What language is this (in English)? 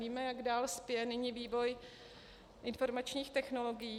Czech